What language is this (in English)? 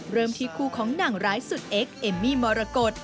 Thai